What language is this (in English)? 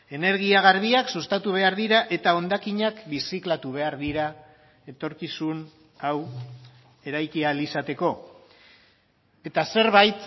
Basque